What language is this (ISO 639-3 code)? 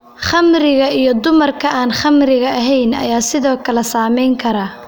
som